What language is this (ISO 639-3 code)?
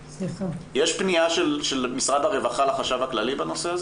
heb